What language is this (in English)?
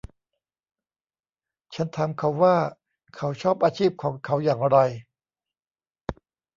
Thai